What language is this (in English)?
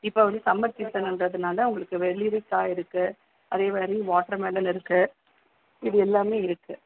Tamil